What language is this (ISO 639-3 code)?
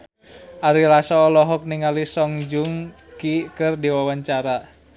sun